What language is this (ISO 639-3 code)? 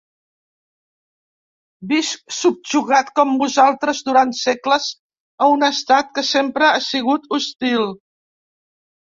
cat